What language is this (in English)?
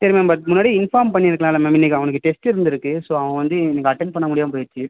Tamil